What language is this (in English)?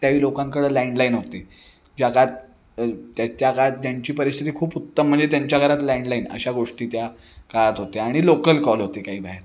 Marathi